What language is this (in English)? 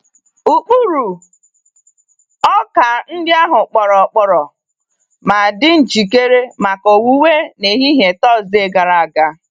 Igbo